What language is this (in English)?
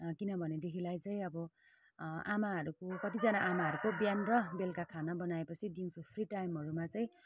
Nepali